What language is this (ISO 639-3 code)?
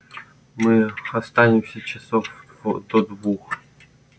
rus